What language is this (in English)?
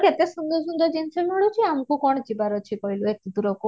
Odia